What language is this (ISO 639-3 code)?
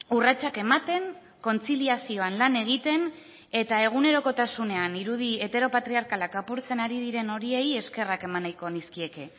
eus